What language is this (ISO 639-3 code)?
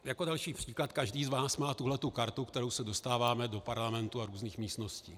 ces